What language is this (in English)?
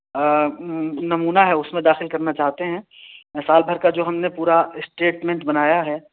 Urdu